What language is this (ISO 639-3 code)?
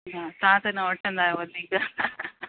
snd